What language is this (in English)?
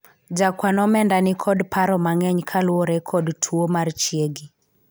Luo (Kenya and Tanzania)